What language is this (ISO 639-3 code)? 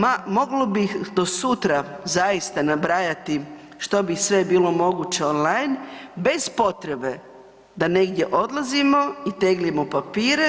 hrv